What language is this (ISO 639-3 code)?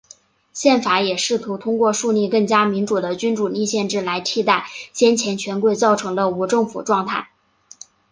zho